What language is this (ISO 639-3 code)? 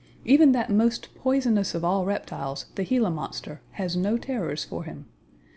eng